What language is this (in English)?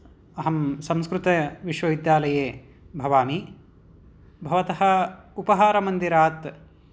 Sanskrit